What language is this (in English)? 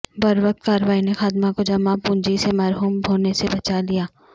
Urdu